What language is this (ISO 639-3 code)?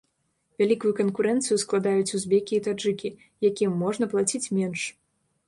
bel